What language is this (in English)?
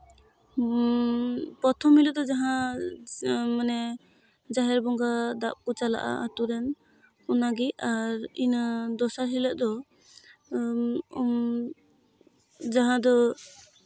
Santali